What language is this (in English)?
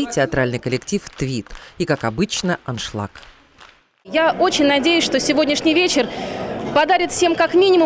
Russian